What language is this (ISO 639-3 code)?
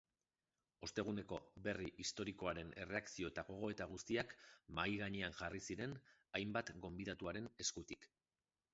eus